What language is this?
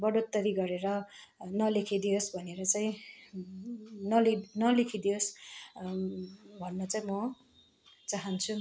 Nepali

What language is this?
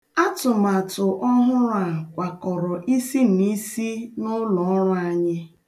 Igbo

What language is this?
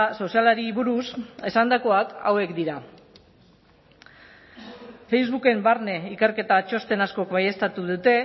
Basque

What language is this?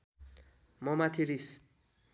Nepali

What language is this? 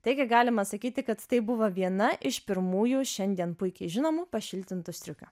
Lithuanian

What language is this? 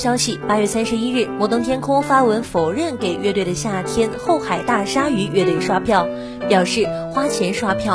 Chinese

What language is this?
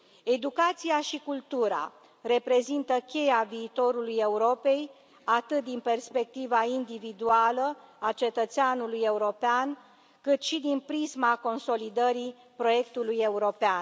Romanian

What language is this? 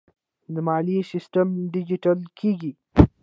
Pashto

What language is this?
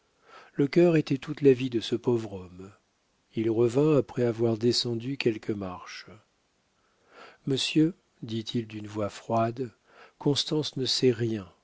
French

